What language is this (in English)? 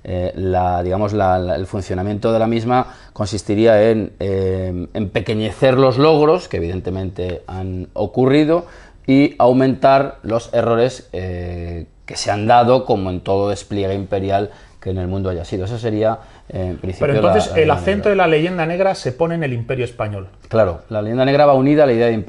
Spanish